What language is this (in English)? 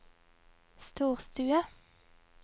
Norwegian